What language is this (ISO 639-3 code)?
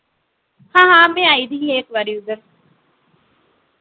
doi